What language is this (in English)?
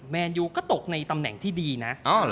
Thai